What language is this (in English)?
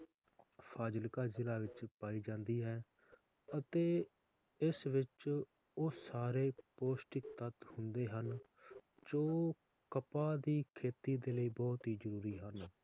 Punjabi